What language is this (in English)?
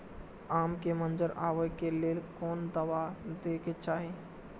Maithili